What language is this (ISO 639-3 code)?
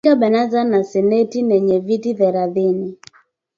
swa